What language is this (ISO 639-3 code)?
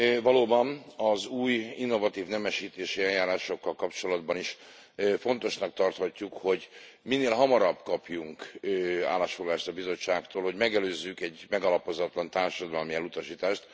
hun